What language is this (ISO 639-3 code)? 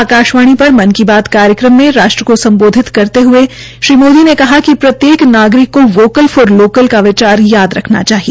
hin